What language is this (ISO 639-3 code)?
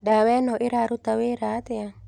kik